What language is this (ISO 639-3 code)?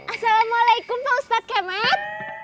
ind